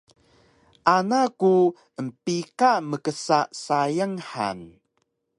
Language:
Taroko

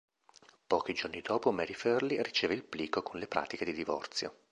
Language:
Italian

